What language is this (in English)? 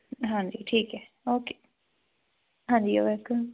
Punjabi